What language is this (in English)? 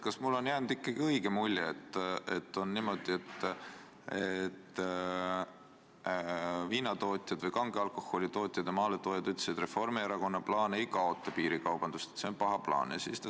Estonian